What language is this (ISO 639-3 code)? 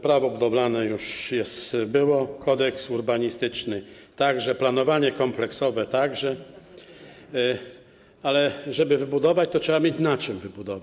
pol